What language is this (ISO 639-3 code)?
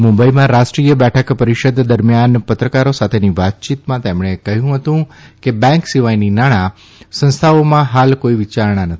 guj